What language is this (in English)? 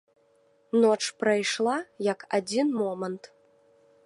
Belarusian